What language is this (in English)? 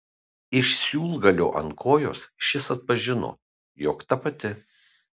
Lithuanian